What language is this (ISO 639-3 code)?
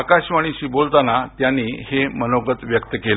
mar